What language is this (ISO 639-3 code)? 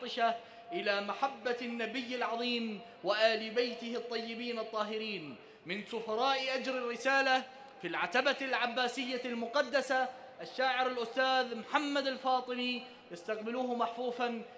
ara